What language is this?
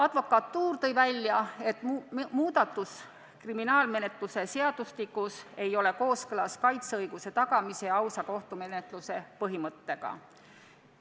Estonian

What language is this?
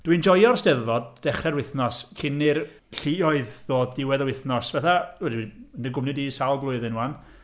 Welsh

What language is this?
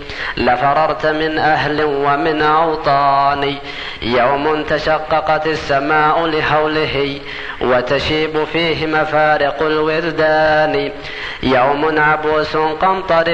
Arabic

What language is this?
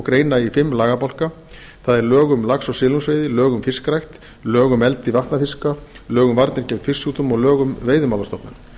Icelandic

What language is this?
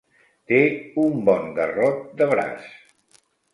Catalan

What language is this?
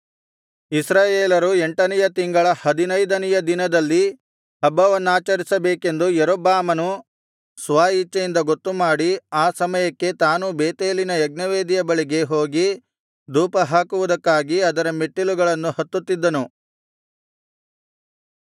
Kannada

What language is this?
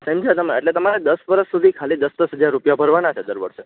Gujarati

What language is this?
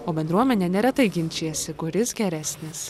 Lithuanian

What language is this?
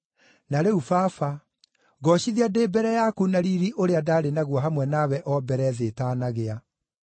Kikuyu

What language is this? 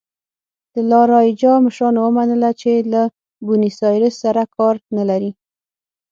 Pashto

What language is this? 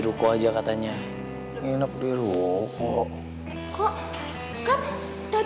Indonesian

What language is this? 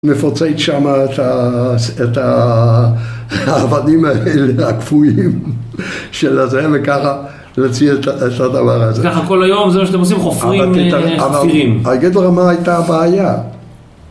Hebrew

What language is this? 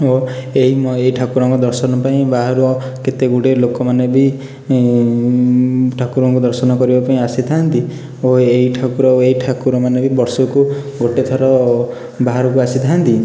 Odia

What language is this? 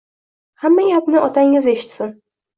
Uzbek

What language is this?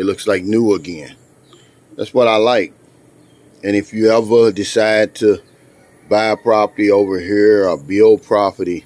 English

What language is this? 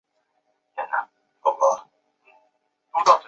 Chinese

